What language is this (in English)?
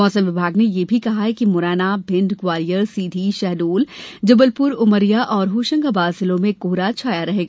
Hindi